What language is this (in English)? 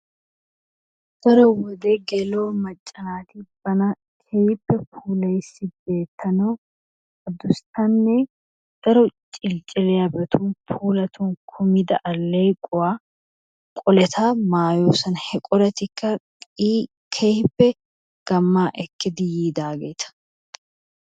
Wolaytta